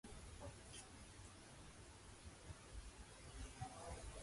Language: Georgian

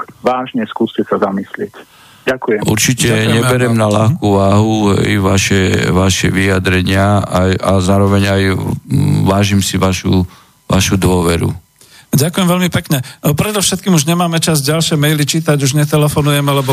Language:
Slovak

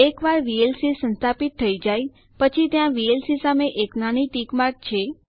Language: Gujarati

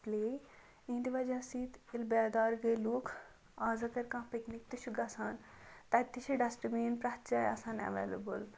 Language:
Kashmiri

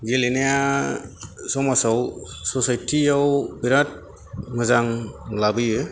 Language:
Bodo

